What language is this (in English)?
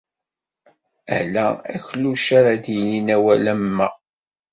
Kabyle